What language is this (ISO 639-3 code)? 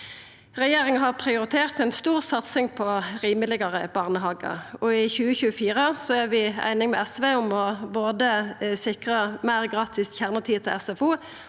nor